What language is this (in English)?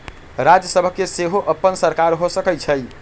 Magahi